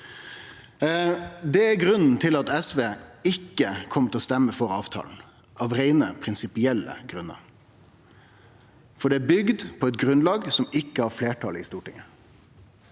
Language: Norwegian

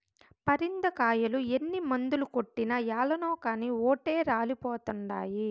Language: Telugu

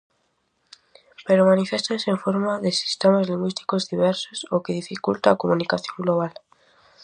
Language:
Galician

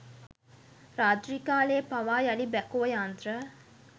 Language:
Sinhala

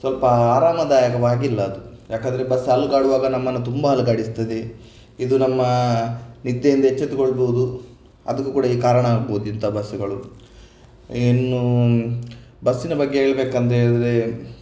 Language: Kannada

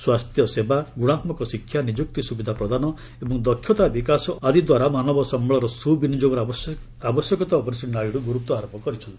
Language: Odia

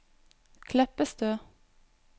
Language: Norwegian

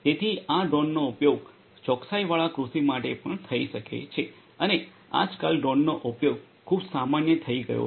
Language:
Gujarati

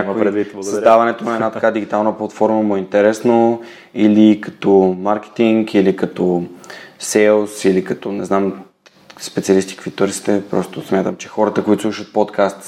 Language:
Bulgarian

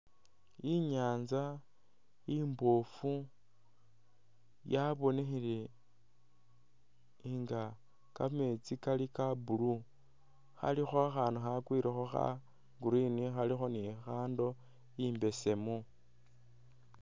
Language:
Masaaba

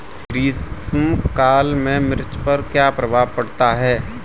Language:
Hindi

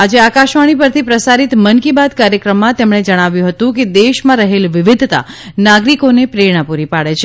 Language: Gujarati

